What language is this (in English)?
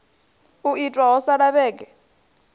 Venda